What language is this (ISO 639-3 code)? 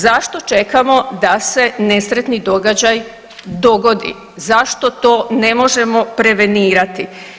hrv